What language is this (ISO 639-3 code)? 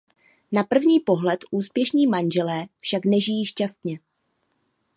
ces